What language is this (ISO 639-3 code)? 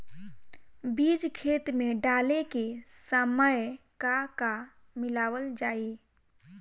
bho